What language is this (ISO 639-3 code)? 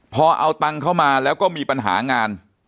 tha